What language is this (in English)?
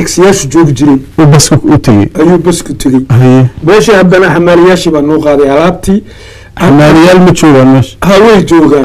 Arabic